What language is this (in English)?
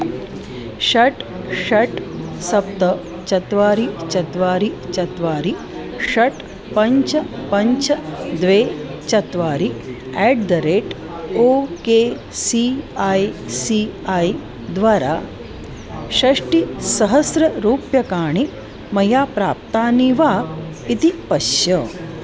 Sanskrit